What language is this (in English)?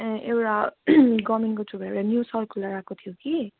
Nepali